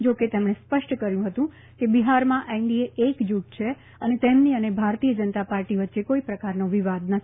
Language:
Gujarati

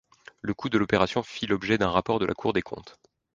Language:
French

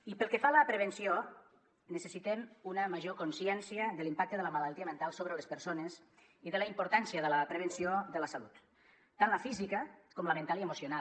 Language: Catalan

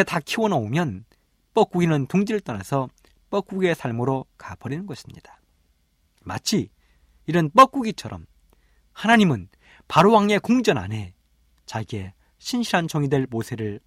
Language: Korean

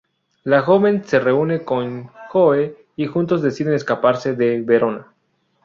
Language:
Spanish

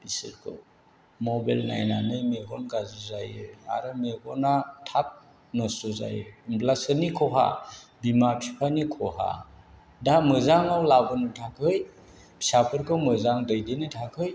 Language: Bodo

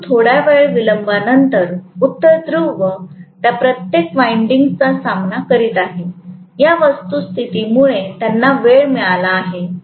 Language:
Marathi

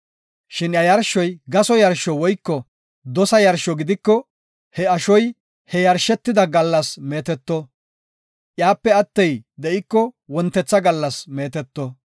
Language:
Gofa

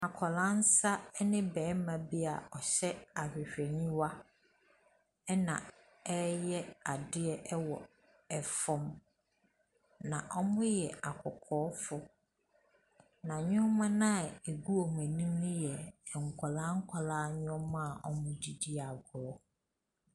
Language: Akan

